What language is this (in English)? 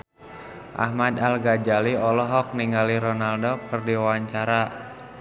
Sundanese